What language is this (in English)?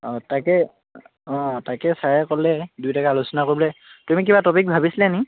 Assamese